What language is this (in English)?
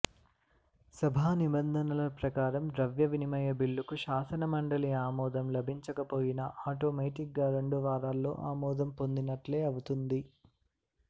Telugu